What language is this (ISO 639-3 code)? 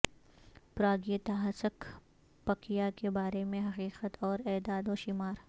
urd